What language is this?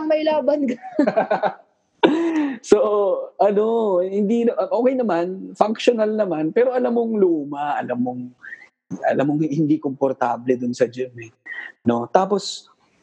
Filipino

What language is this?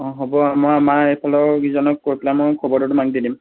Assamese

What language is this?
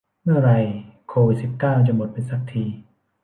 Thai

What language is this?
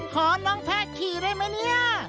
Thai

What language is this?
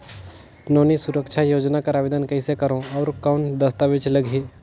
Chhattisgarhi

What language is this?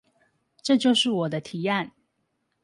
Chinese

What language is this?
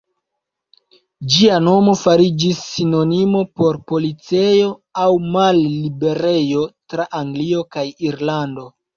Esperanto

